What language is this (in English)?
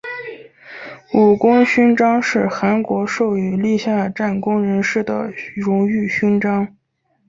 Chinese